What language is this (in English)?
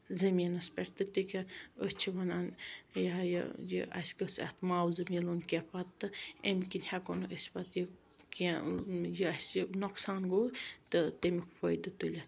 Kashmiri